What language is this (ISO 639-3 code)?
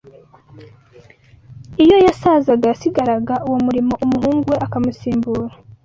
kin